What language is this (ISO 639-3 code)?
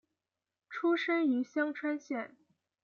zho